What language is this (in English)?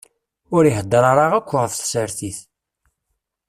Kabyle